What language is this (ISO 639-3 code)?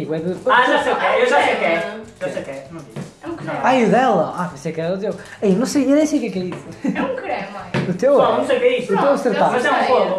por